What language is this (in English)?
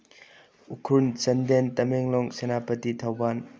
Manipuri